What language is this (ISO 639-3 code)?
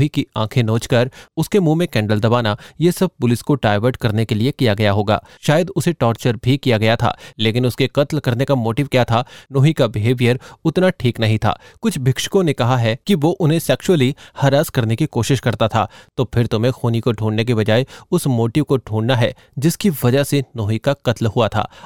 hin